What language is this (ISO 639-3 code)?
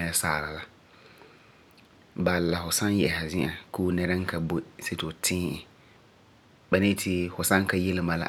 gur